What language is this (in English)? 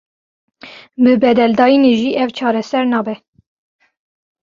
Kurdish